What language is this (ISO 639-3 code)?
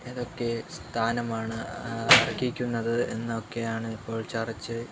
mal